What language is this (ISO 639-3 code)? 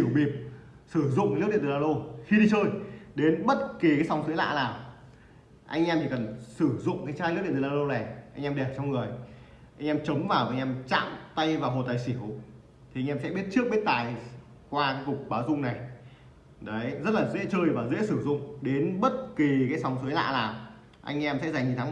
vie